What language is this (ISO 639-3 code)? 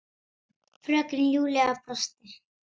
isl